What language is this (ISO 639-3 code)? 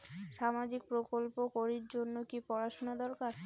ben